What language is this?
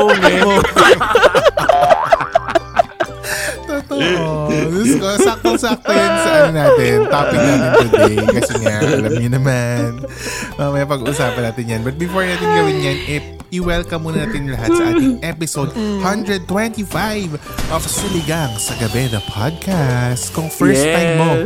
Filipino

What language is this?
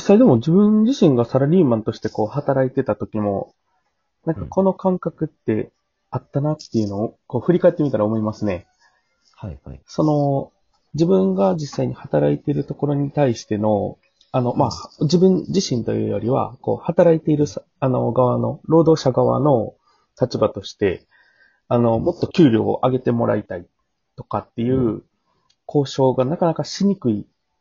Japanese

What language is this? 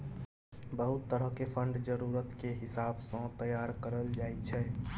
Maithili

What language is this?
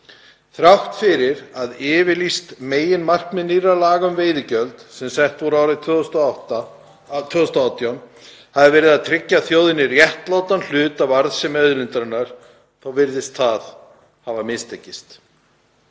Icelandic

